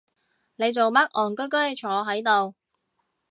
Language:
Cantonese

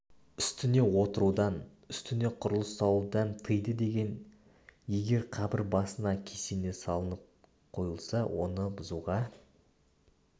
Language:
Kazakh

